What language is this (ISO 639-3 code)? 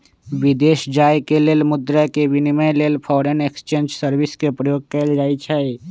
mag